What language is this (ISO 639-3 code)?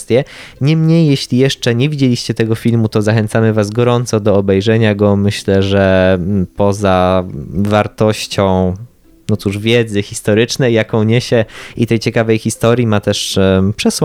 pol